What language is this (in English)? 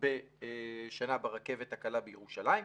Hebrew